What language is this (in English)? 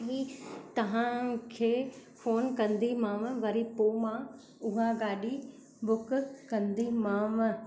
Sindhi